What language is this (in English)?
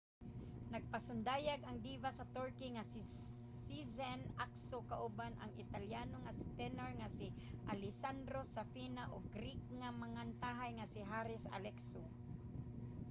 Cebuano